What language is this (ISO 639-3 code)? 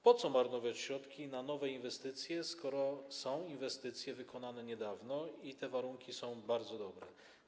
pol